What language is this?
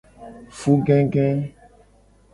Gen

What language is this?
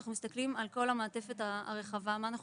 Hebrew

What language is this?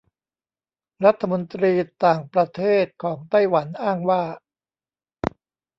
Thai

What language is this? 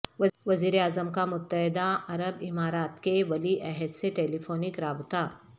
Urdu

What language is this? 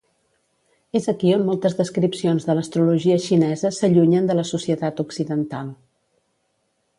Catalan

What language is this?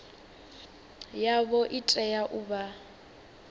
Venda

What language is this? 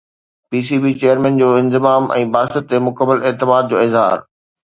Sindhi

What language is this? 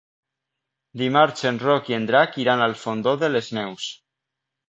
Catalan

